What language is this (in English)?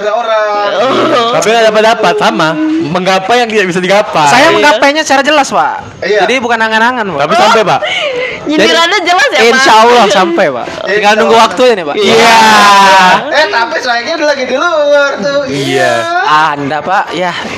Indonesian